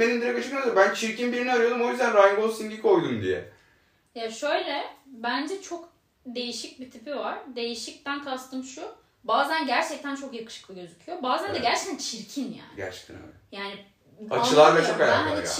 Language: Turkish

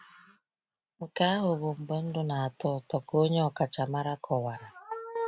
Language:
Igbo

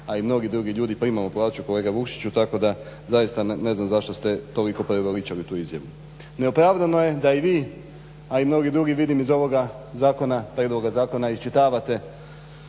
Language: Croatian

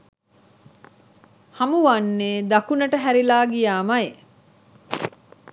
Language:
Sinhala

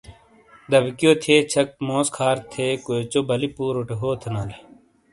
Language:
Shina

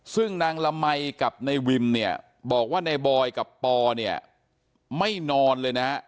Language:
Thai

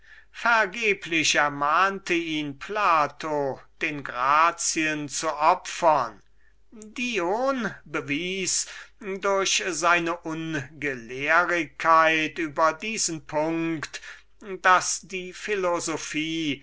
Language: German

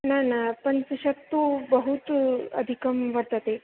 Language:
Sanskrit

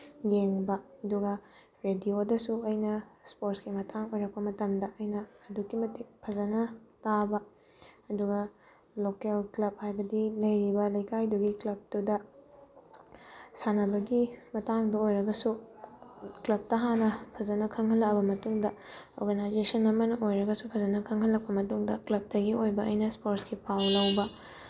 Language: Manipuri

